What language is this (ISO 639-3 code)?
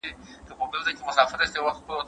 pus